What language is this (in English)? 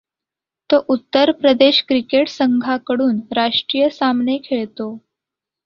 Marathi